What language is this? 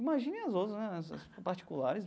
Portuguese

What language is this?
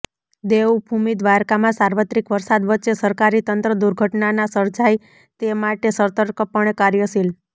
Gujarati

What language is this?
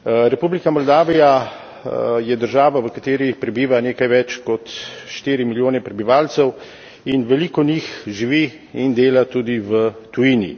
Slovenian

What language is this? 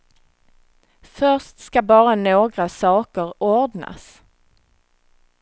Swedish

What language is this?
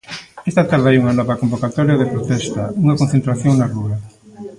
Galician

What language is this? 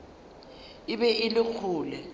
Northern Sotho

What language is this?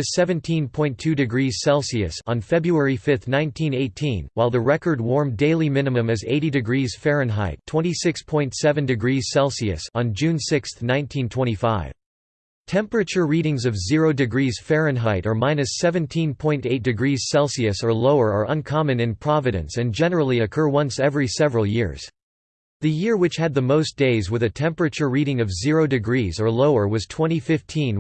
English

